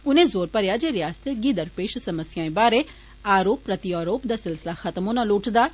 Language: Dogri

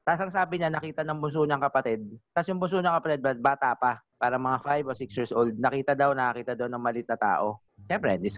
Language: Filipino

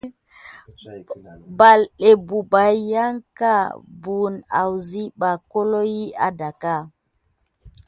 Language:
Gidar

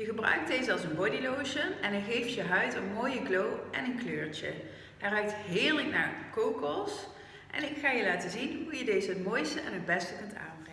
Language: Dutch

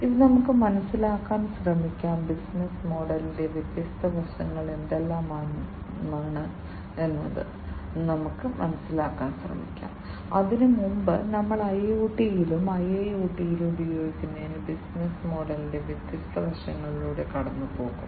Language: Malayalam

